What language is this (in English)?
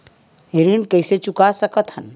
Chhattisgarhi